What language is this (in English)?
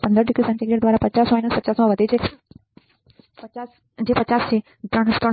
Gujarati